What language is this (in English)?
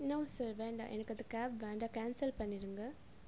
Tamil